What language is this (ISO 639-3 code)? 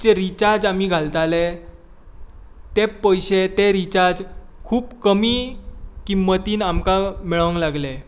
kok